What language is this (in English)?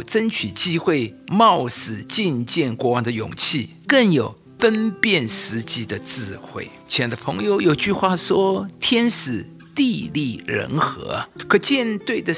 Chinese